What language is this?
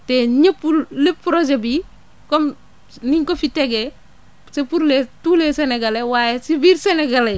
Wolof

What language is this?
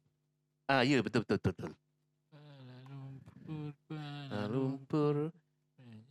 Malay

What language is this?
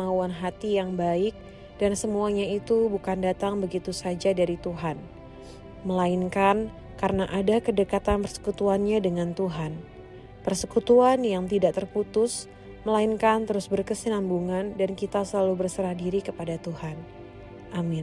Indonesian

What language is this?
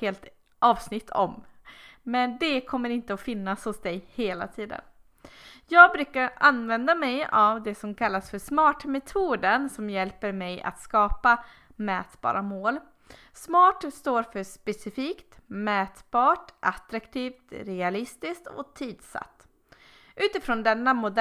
Swedish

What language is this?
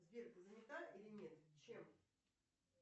Russian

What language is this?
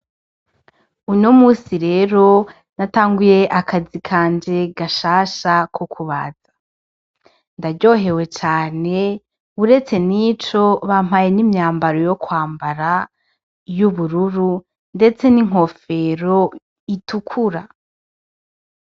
Rundi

